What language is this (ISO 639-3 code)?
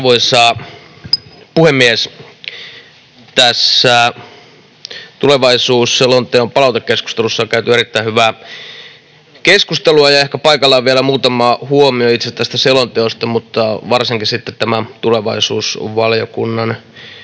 fin